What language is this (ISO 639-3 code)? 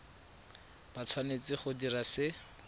tsn